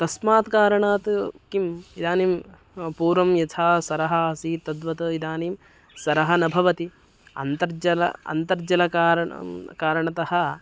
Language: Sanskrit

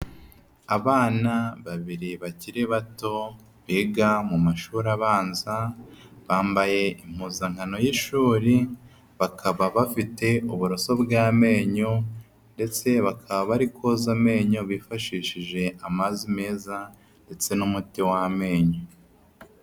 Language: Kinyarwanda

